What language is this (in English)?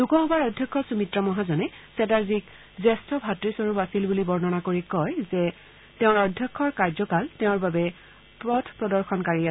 Assamese